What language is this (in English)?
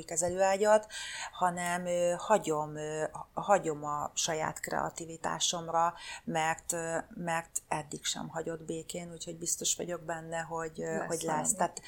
Hungarian